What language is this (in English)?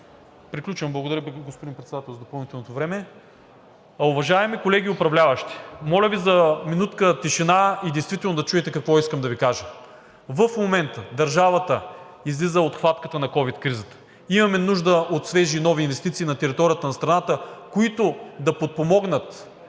Bulgarian